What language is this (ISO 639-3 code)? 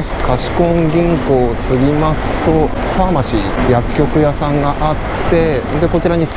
jpn